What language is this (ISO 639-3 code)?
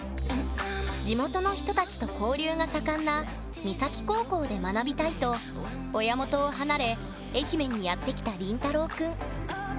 jpn